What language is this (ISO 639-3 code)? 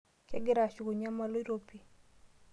mas